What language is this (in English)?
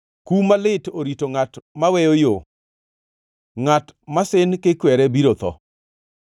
Luo (Kenya and Tanzania)